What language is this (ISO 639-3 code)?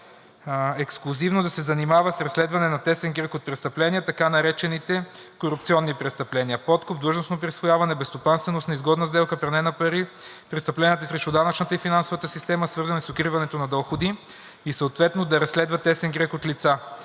bul